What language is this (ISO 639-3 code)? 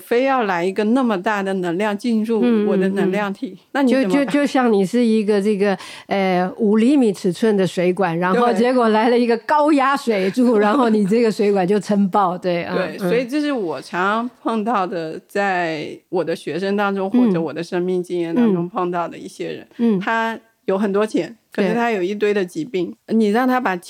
zho